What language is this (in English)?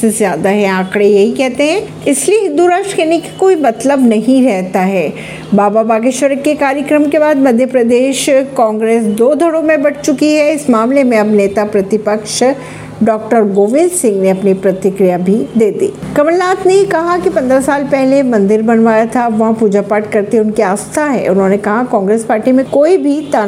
Hindi